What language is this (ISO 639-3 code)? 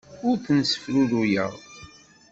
kab